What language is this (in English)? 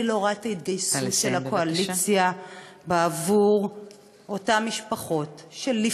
Hebrew